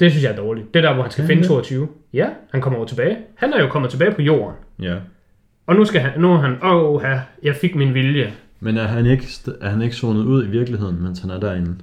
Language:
Danish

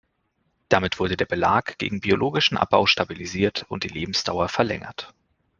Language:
German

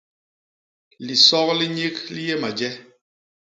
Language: Basaa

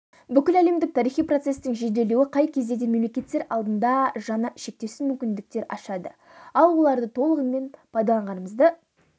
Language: Kazakh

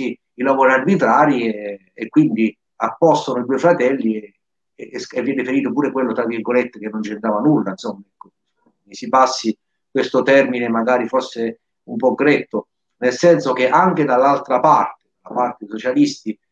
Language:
Italian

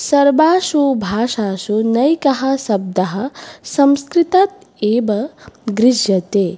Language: Sanskrit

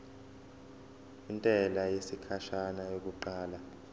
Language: Zulu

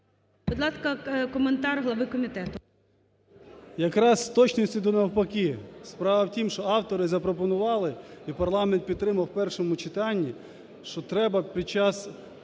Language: Ukrainian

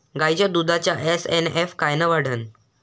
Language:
Marathi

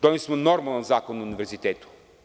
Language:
Serbian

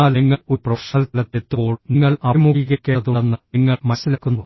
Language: Malayalam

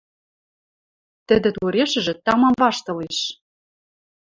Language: Western Mari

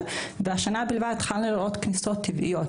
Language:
Hebrew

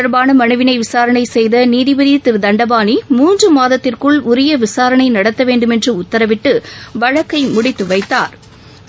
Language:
Tamil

